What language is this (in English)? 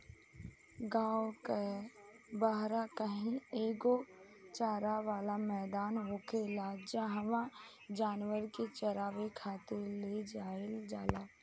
Bhojpuri